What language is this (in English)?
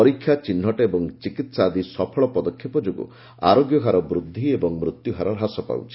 Odia